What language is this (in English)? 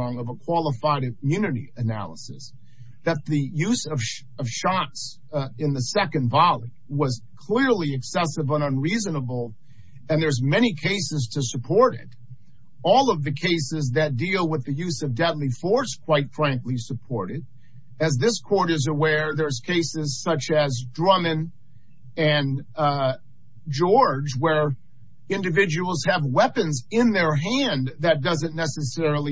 English